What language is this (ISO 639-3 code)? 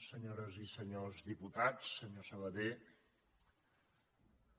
cat